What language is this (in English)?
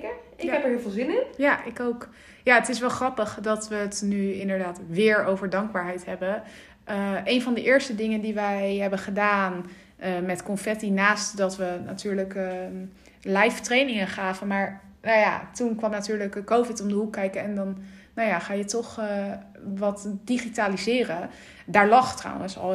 Dutch